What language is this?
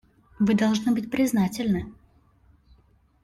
Russian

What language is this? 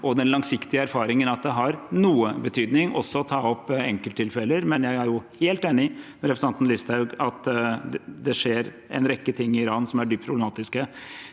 Norwegian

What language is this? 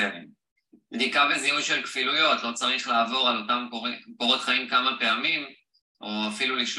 Hebrew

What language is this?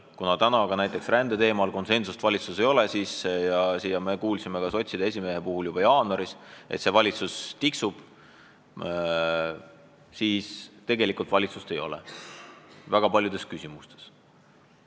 Estonian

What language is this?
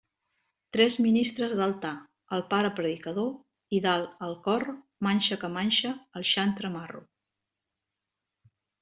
Catalan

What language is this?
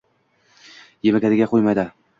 Uzbek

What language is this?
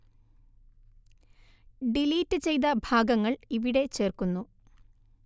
Malayalam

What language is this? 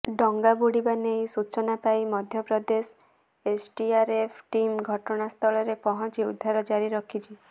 Odia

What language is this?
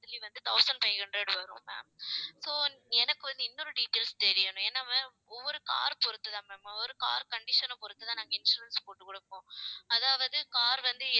Tamil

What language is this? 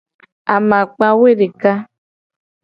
Gen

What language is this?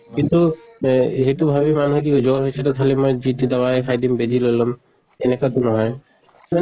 Assamese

